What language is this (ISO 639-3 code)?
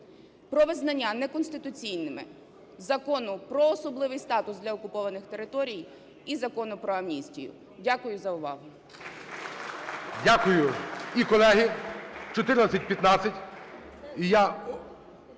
ukr